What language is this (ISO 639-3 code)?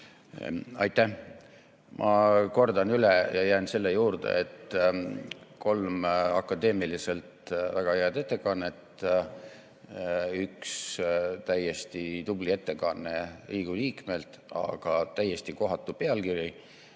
est